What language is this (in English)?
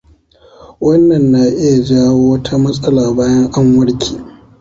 Hausa